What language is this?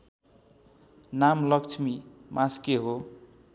Nepali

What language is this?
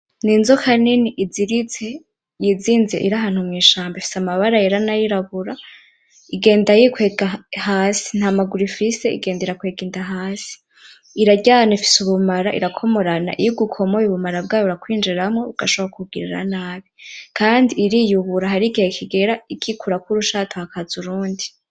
Rundi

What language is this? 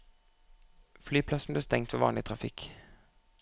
Norwegian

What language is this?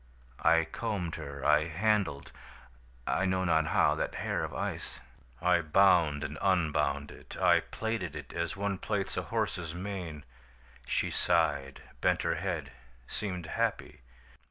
English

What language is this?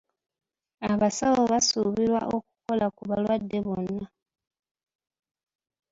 Ganda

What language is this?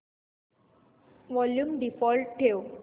Marathi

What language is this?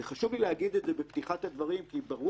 Hebrew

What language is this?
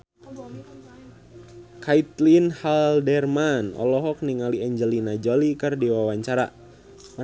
Sundanese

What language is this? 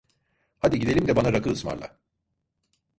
Turkish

